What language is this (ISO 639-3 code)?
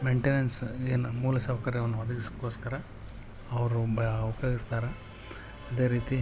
kan